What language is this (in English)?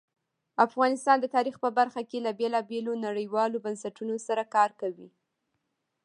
Pashto